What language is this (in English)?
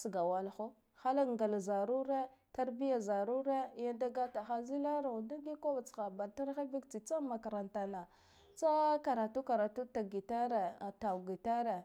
Guduf-Gava